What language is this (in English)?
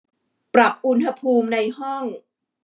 Thai